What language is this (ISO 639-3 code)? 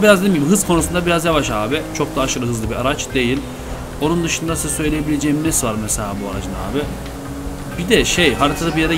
tur